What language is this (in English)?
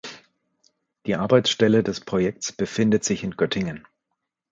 German